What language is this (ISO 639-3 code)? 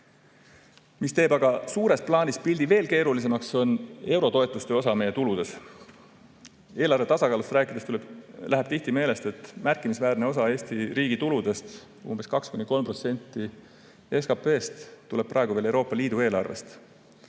est